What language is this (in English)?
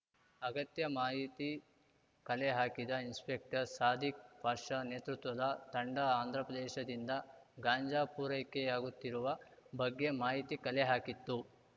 Kannada